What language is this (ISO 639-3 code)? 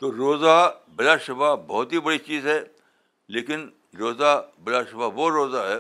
urd